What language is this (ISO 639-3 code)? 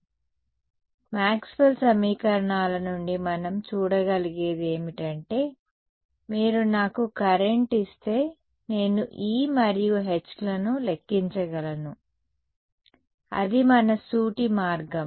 tel